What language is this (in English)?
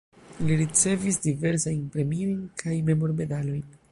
Esperanto